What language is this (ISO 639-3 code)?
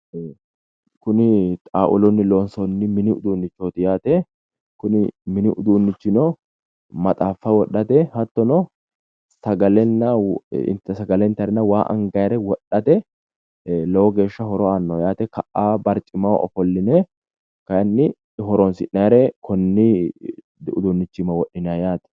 sid